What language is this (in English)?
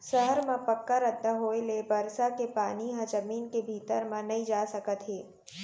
Chhattisgarhi